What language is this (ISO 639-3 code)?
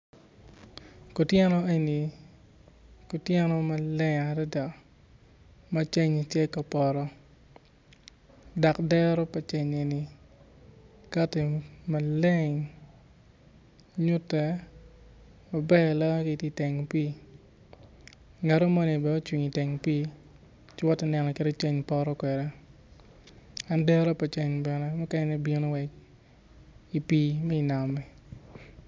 ach